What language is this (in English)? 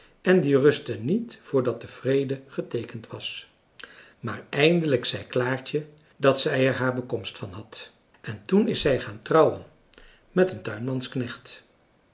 Dutch